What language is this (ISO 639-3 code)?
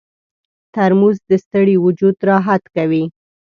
pus